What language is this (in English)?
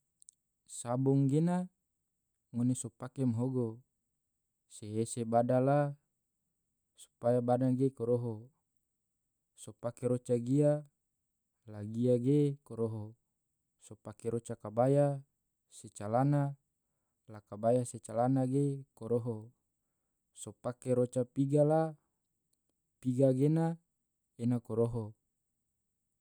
Tidore